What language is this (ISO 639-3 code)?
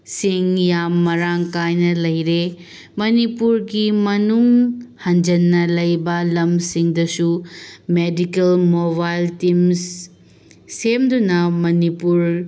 mni